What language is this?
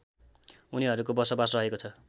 Nepali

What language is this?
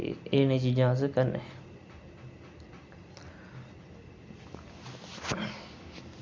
Dogri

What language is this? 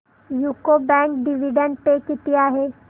Marathi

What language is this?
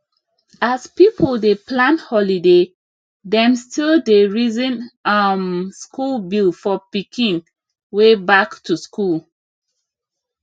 Nigerian Pidgin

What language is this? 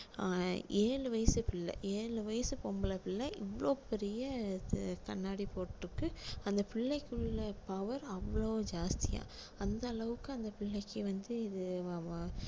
Tamil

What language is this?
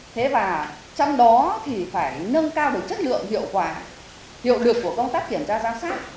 Vietnamese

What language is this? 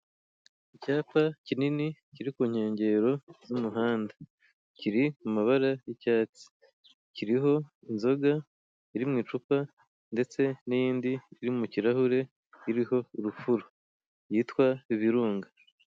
Kinyarwanda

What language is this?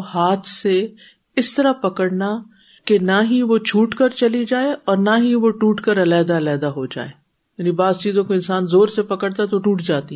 Urdu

